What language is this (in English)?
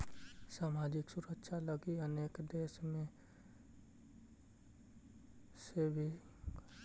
Magahi